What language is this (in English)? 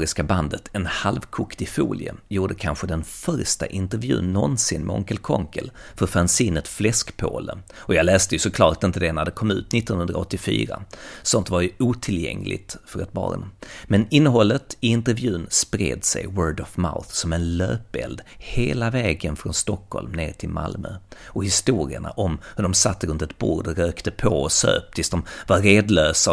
Swedish